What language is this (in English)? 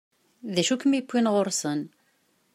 Kabyle